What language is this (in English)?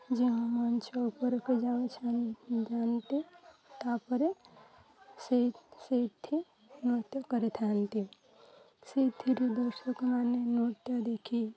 Odia